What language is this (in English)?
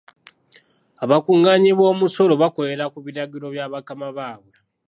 Ganda